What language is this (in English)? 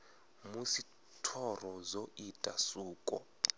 Venda